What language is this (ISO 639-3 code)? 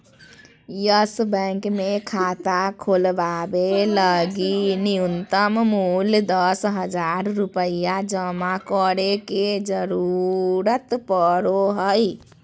mag